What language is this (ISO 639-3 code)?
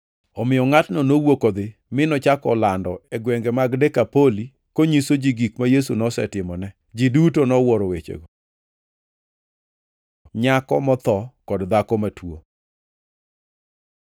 luo